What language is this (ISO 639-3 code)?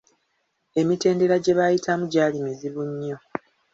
lug